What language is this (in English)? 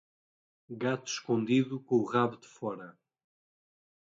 Portuguese